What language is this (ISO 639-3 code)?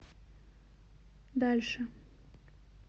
rus